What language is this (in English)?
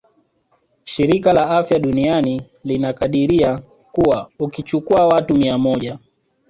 Swahili